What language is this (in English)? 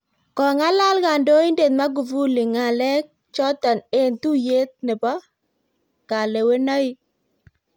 Kalenjin